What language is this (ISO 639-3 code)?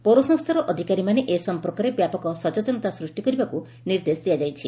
ori